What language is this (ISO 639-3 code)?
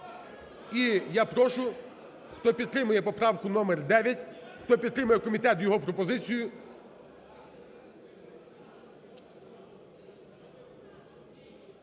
ukr